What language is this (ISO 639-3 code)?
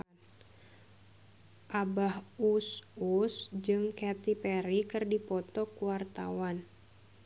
sun